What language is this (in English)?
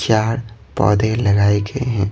Hindi